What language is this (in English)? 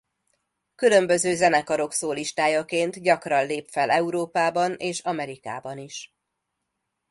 Hungarian